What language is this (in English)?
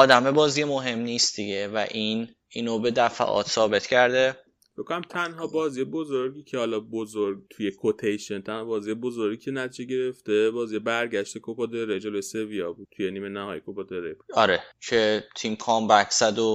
Persian